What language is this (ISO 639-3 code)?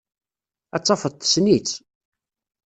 kab